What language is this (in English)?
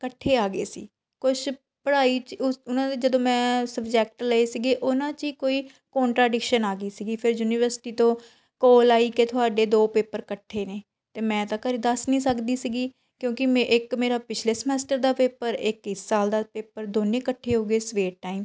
Punjabi